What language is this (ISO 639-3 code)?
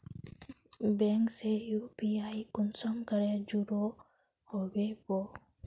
mag